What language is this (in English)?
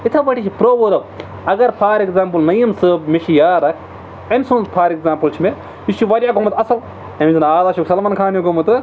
Kashmiri